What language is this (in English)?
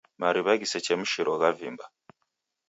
Taita